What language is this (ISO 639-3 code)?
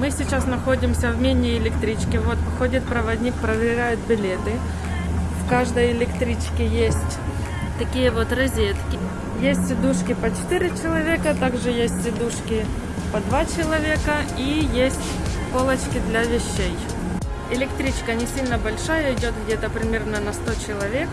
rus